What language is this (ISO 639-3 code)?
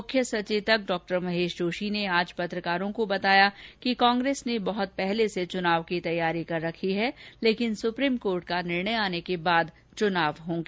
hin